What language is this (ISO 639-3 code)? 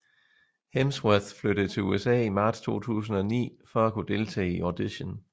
dan